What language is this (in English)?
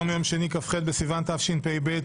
Hebrew